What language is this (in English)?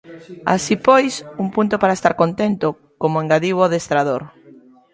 Galician